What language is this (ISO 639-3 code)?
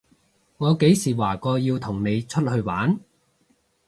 yue